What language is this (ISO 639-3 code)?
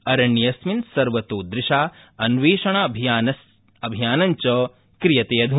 san